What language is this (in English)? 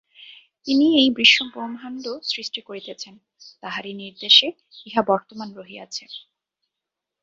Bangla